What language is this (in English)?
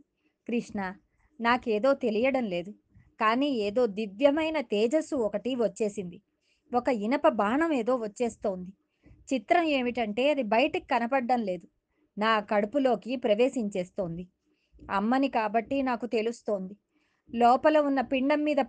Telugu